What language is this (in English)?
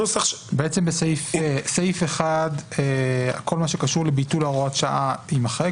Hebrew